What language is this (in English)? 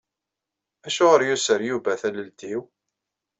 Kabyle